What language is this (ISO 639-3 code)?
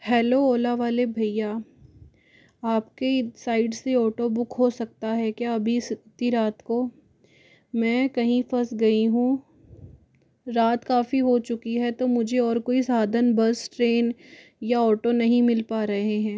hin